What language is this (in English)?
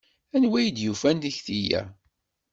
Kabyle